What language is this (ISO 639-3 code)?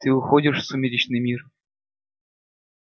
rus